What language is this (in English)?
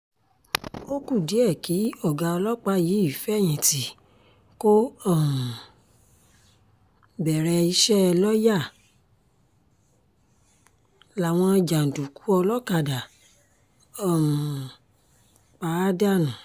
Yoruba